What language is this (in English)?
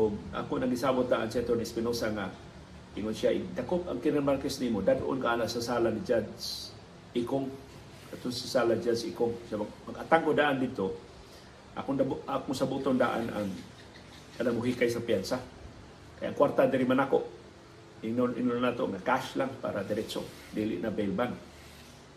Filipino